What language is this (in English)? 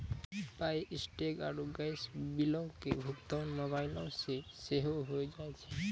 Maithili